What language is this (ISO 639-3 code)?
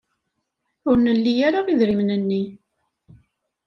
kab